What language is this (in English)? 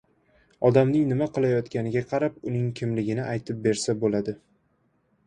Uzbek